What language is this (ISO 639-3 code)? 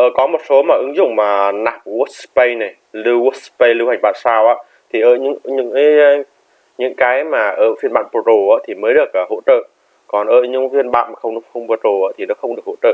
vie